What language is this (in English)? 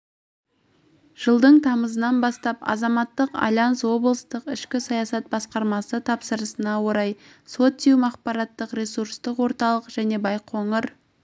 Kazakh